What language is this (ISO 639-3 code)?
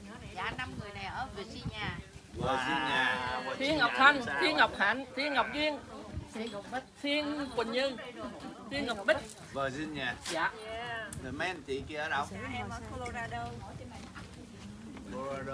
vie